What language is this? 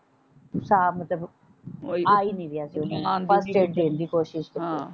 Punjabi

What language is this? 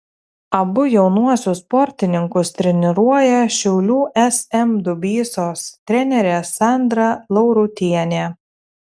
Lithuanian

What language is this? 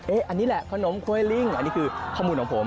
Thai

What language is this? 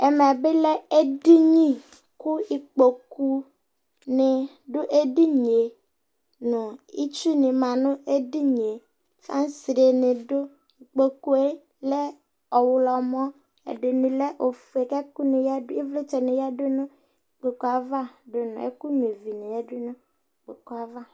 Ikposo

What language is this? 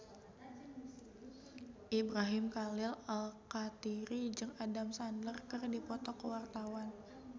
Sundanese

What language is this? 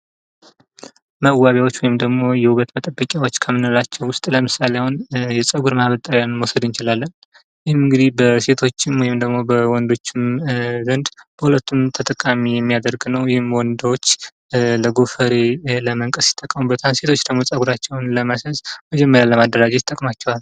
Amharic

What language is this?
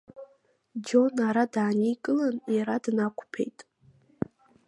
Abkhazian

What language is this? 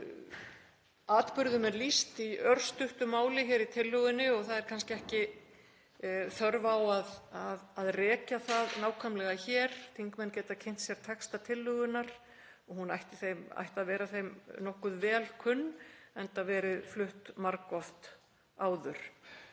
Icelandic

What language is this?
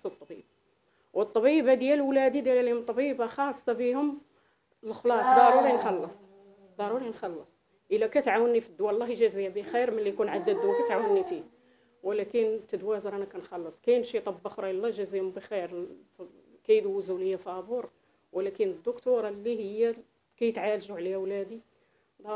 Arabic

